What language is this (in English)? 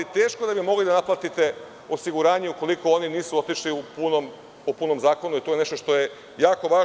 Serbian